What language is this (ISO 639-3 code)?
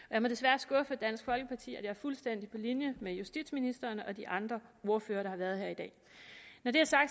dan